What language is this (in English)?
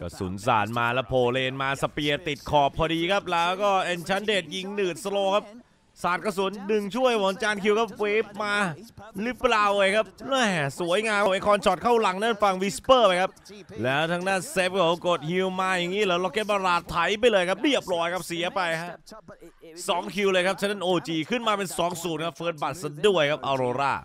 Thai